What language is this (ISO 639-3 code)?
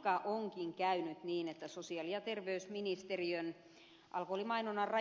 fin